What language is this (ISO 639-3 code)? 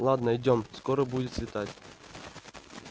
rus